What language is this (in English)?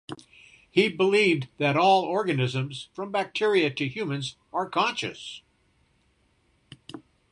English